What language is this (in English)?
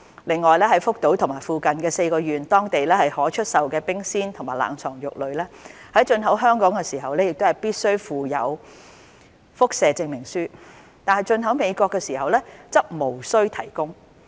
Cantonese